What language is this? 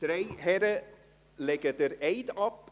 Swiss German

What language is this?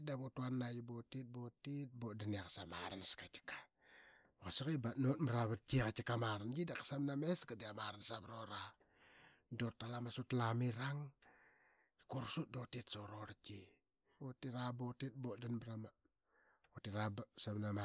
Qaqet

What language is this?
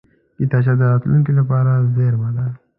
Pashto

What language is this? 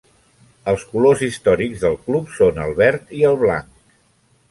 Catalan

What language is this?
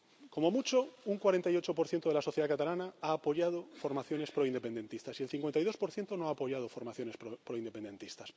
Spanish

